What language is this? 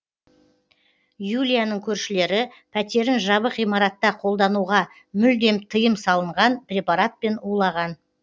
Kazakh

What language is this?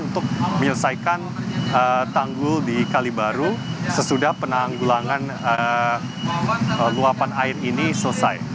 Indonesian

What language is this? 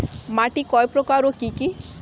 Bangla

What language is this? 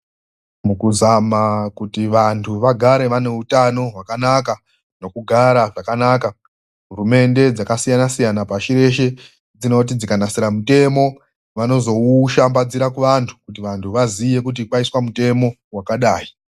Ndau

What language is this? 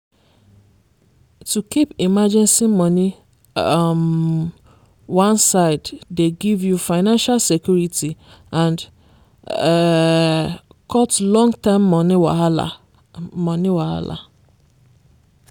Nigerian Pidgin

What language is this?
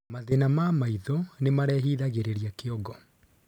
Kikuyu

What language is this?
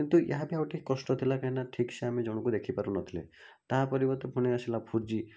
Odia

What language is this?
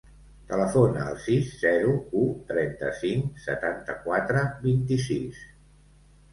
Catalan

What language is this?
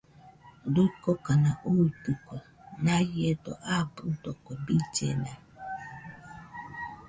Nüpode Huitoto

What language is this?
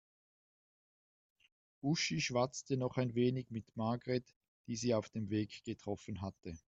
German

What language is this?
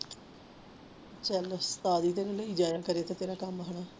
Punjabi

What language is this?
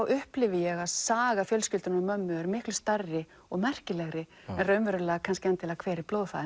Icelandic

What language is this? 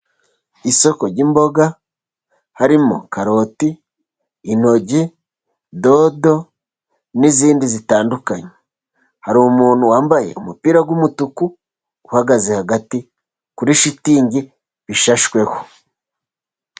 Kinyarwanda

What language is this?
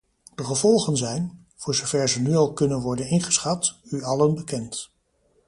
Dutch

